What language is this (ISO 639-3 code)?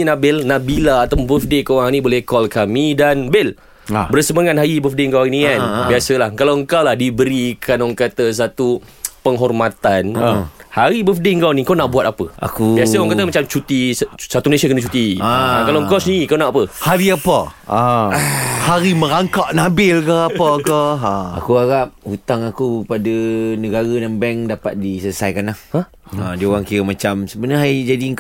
msa